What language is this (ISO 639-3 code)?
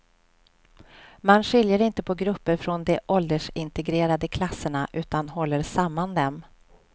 swe